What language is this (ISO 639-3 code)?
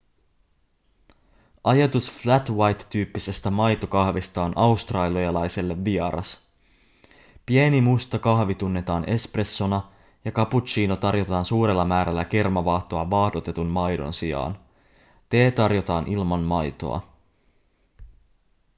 fin